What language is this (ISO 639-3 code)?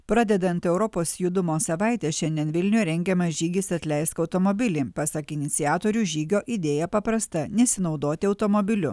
lit